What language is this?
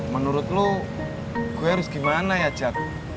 Indonesian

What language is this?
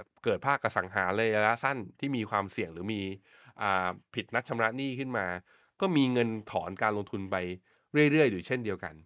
Thai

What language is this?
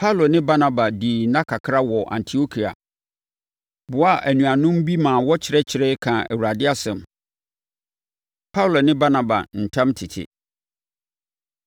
Akan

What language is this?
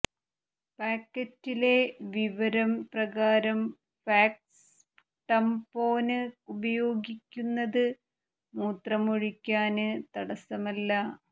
Malayalam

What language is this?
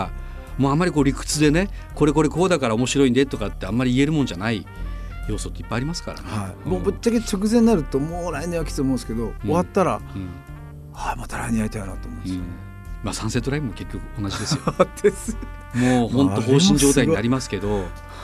Japanese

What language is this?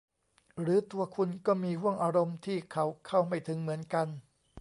Thai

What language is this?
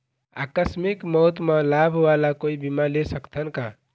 Chhattisgarhi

